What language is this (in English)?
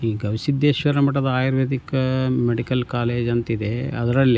Kannada